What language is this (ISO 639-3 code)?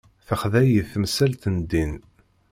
kab